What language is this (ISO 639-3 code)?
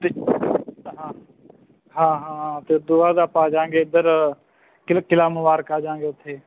pan